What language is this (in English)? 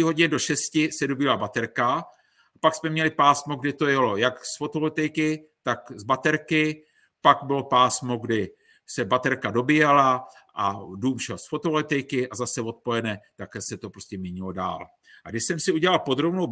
Czech